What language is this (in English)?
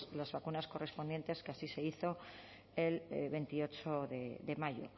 Spanish